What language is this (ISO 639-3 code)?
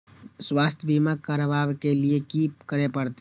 mai